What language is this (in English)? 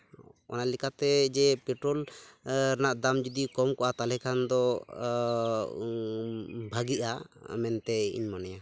Santali